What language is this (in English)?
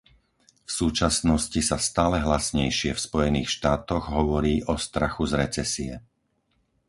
Slovak